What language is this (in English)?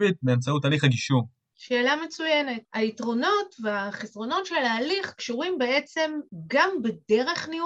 Hebrew